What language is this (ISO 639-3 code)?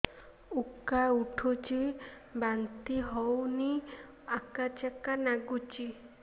ori